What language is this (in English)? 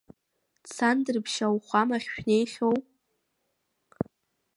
Abkhazian